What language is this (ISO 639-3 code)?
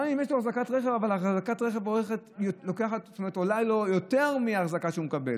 heb